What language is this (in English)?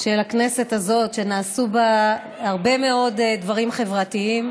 Hebrew